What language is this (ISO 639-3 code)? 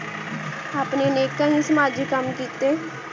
pan